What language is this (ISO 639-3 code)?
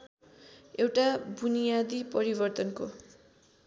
nep